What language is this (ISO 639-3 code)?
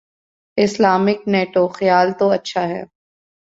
urd